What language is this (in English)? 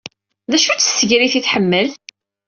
Kabyle